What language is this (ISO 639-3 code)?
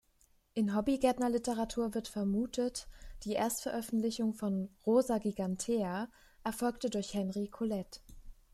deu